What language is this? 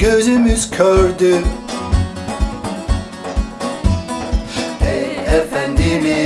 Turkish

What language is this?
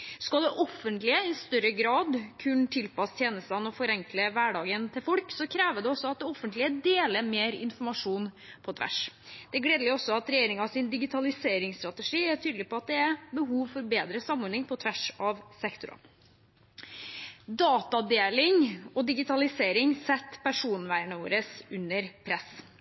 Norwegian Bokmål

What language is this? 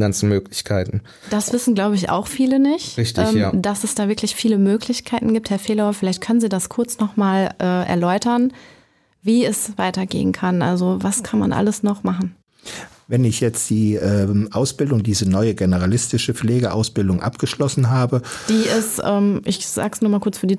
German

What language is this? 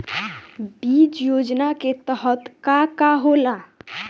Bhojpuri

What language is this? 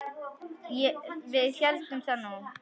Icelandic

